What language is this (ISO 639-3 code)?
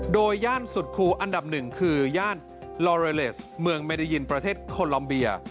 tha